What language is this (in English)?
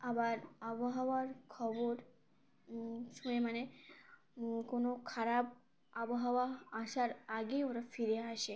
Bangla